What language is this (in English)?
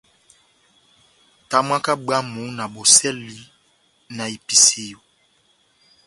Batanga